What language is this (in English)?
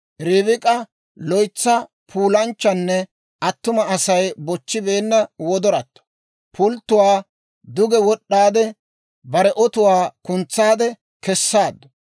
Dawro